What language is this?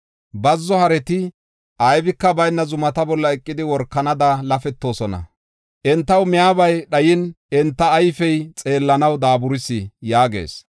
Gofa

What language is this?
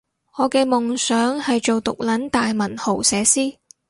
Cantonese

